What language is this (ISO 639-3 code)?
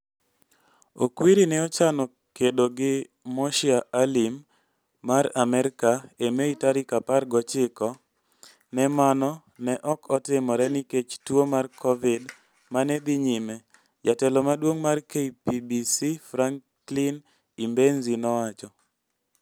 luo